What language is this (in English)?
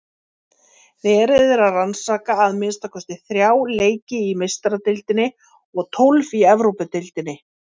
Icelandic